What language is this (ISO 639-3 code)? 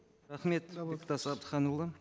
kaz